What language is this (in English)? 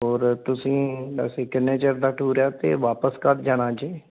Punjabi